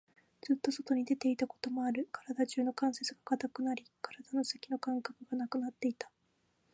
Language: Japanese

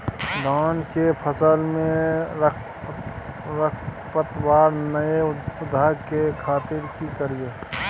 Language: Maithili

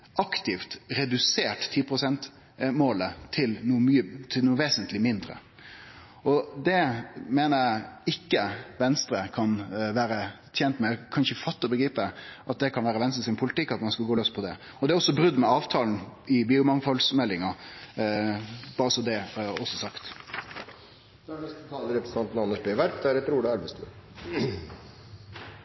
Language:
Norwegian Nynorsk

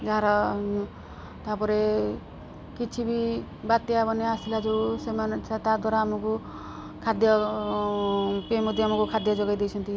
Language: Odia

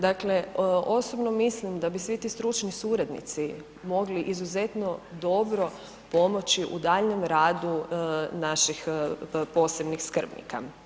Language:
Croatian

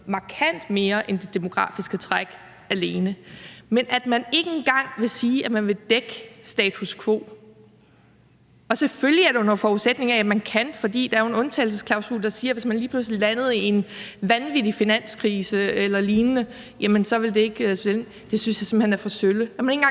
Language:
Danish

